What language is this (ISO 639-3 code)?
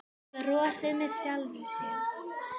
isl